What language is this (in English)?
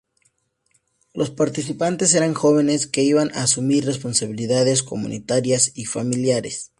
Spanish